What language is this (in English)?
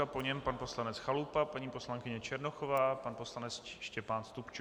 Czech